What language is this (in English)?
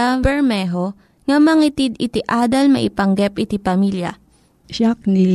Filipino